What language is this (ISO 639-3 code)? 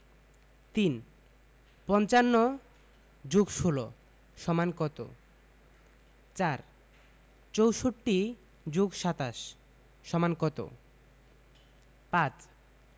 ben